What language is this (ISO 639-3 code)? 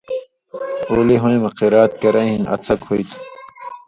mvy